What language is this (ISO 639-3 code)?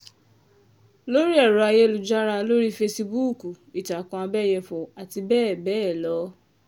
yor